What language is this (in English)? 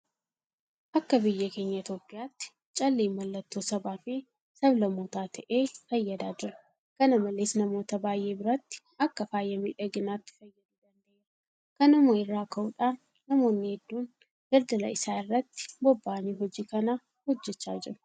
Oromo